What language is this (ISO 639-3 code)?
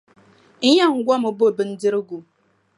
dag